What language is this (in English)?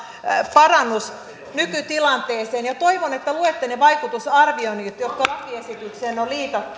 Finnish